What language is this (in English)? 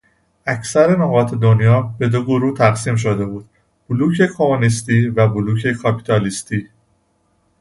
Persian